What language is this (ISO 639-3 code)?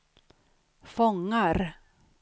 swe